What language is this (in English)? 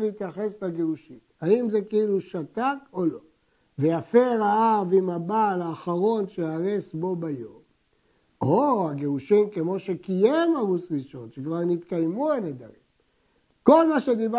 Hebrew